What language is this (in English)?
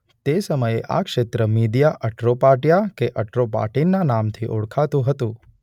Gujarati